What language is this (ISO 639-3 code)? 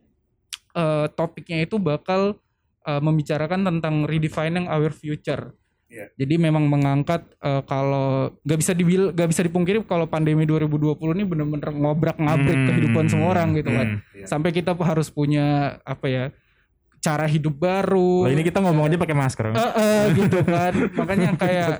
ind